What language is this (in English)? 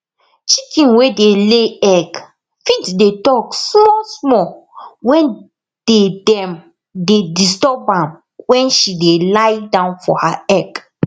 Nigerian Pidgin